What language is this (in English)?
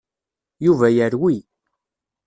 Kabyle